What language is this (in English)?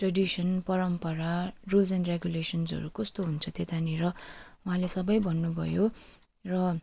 Nepali